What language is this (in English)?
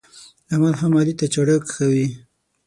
Pashto